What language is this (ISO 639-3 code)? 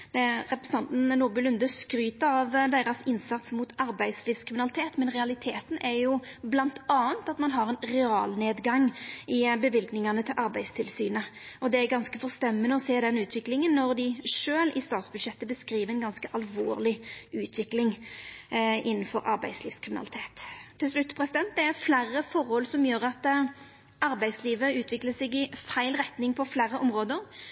nno